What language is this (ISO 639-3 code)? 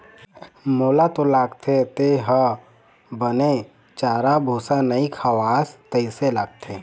hne